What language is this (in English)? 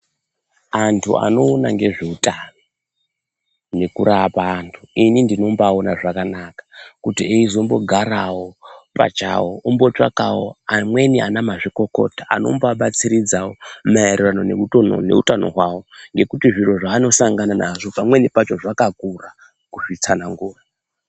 Ndau